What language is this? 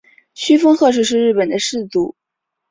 Chinese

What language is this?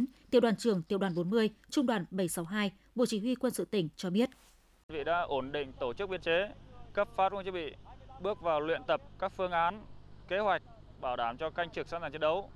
Vietnamese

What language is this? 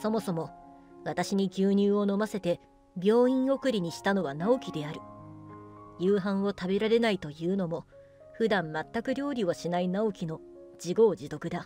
Japanese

